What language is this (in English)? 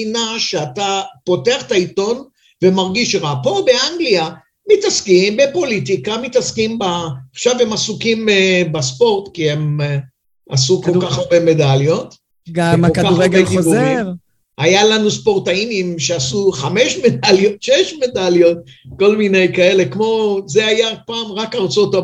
Hebrew